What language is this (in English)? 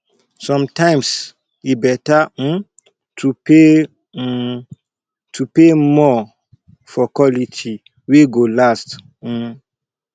Nigerian Pidgin